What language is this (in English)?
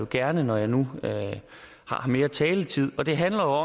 Danish